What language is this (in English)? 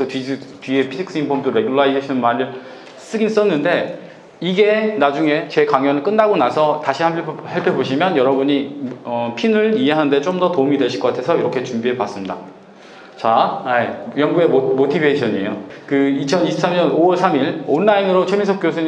Korean